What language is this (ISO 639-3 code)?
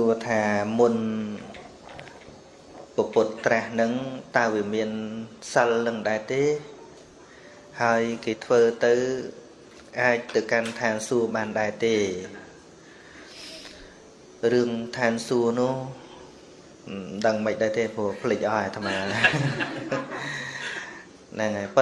vie